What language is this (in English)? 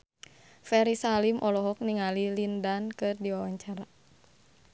Sundanese